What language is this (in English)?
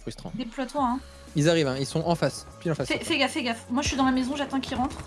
French